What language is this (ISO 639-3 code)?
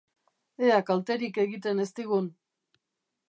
eus